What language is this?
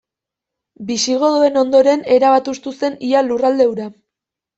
Basque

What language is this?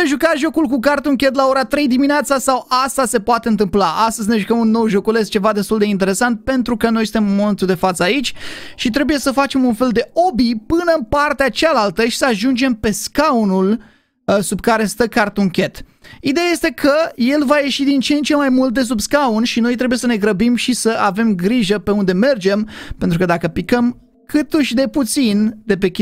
Romanian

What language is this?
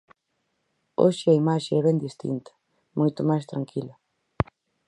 Galician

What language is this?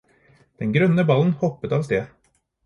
Norwegian Bokmål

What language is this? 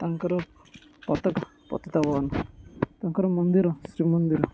Odia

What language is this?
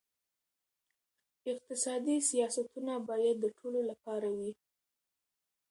Pashto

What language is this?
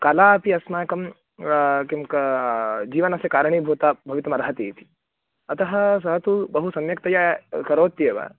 Sanskrit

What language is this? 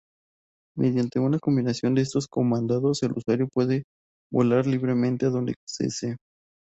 Spanish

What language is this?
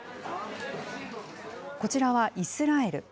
Japanese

